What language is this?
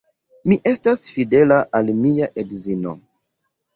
Esperanto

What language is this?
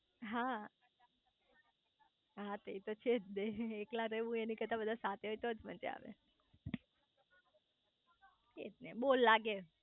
Gujarati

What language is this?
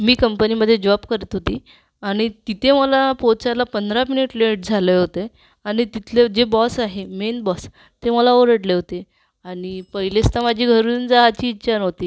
Marathi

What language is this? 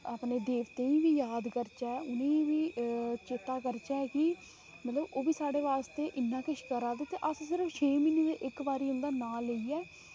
Dogri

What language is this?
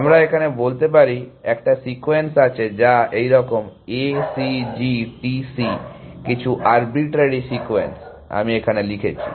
Bangla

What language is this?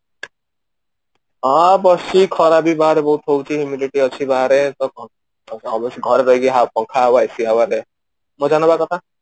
Odia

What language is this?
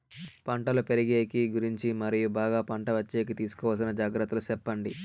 Telugu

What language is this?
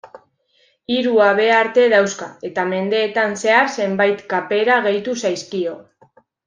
Basque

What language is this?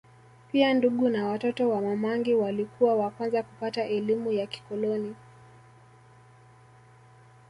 Swahili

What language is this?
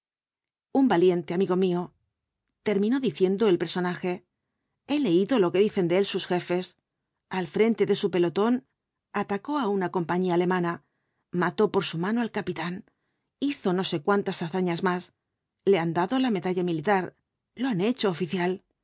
Spanish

